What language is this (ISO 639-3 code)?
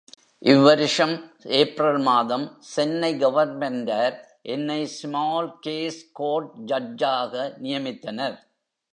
tam